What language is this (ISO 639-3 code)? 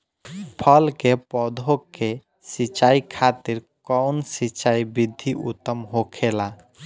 bho